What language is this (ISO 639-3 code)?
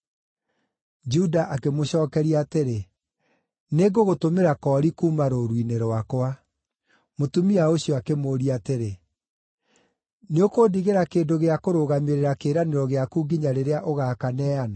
kik